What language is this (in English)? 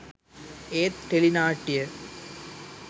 Sinhala